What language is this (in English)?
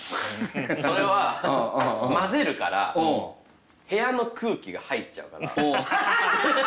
Japanese